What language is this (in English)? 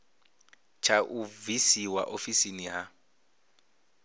Venda